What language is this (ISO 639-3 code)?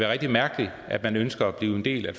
dan